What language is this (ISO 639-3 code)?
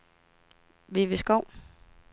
dan